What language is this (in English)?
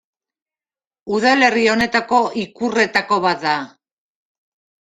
Basque